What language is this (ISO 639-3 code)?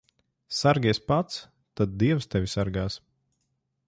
lav